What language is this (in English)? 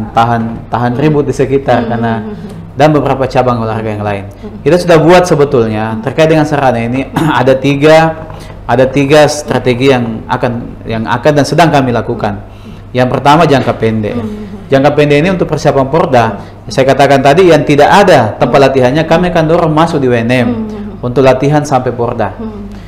Indonesian